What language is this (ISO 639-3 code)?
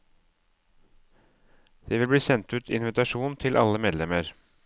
nor